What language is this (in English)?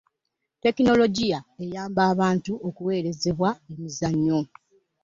Ganda